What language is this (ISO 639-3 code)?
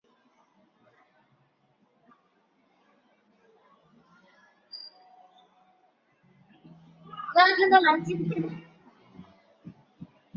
zho